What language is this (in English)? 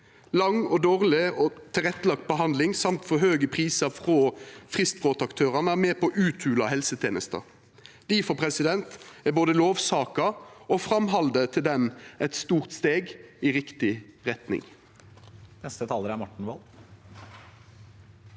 Norwegian